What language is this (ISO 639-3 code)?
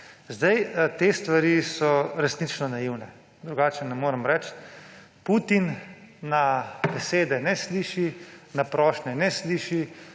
slv